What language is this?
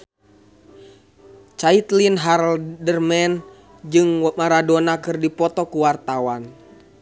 Sundanese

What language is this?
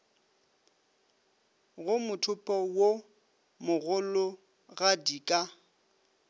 Northern Sotho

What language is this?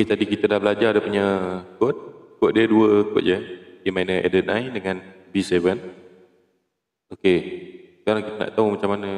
Malay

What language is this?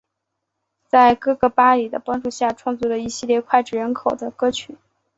Chinese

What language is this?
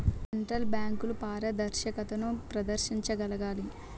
Telugu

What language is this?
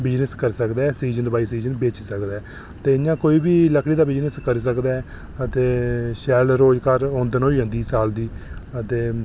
Dogri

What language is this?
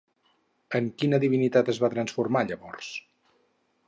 Catalan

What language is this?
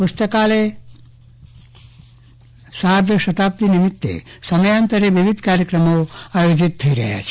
Gujarati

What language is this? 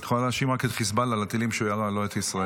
Hebrew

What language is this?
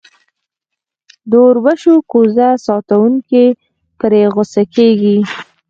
Pashto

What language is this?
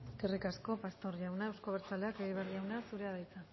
Basque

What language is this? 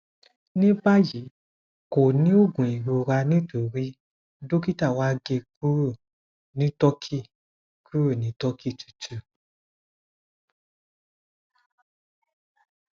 Yoruba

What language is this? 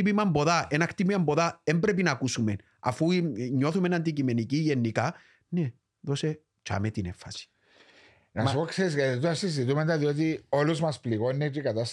Greek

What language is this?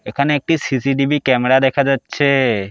Bangla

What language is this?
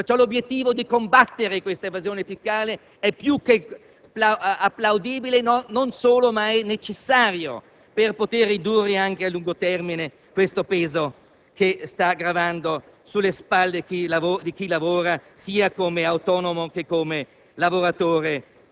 Italian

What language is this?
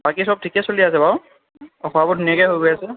Assamese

